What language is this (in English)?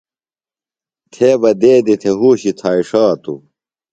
Phalura